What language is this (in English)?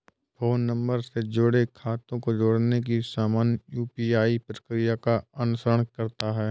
Hindi